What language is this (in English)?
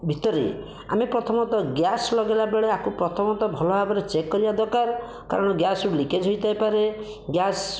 Odia